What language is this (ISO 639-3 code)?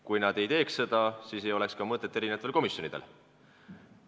est